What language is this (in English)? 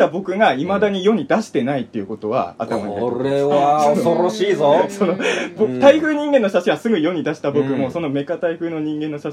Japanese